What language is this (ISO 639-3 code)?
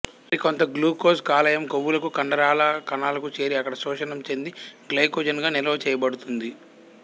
tel